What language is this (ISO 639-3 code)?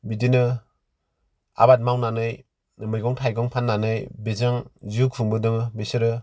brx